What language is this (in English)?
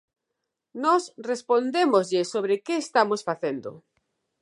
Galician